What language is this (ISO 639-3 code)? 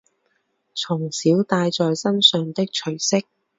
zho